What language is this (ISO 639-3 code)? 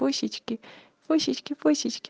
rus